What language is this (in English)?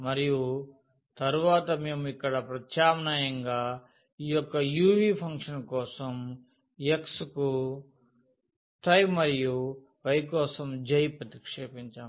Telugu